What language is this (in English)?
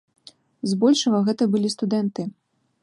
Belarusian